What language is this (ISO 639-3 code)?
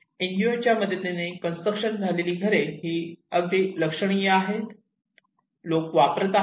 mar